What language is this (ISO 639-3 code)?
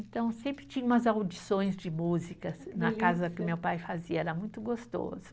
por